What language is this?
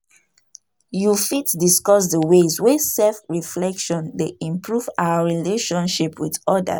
Nigerian Pidgin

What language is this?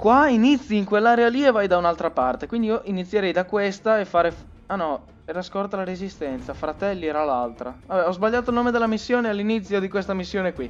Italian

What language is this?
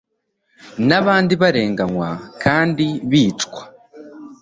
Kinyarwanda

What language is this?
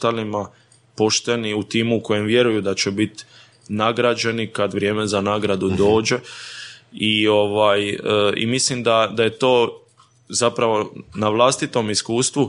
Croatian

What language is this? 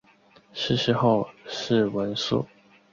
Chinese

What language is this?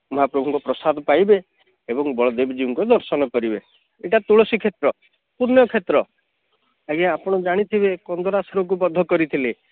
Odia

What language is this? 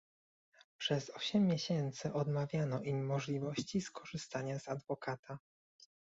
Polish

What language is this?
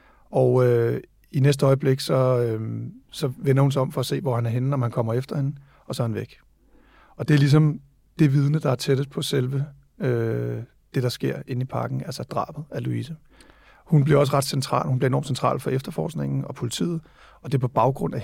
Danish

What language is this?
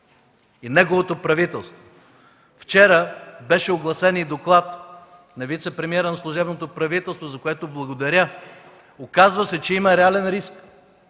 Bulgarian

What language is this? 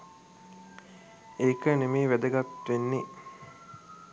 Sinhala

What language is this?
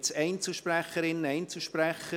Swiss German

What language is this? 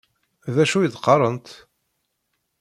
Kabyle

